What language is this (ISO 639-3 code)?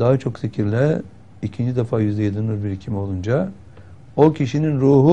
tur